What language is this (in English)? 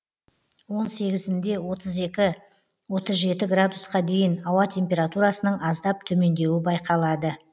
Kazakh